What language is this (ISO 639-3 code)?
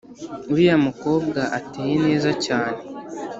kin